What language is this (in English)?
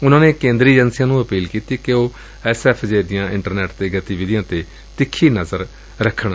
Punjabi